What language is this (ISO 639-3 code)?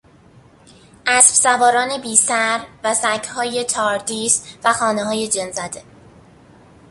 fas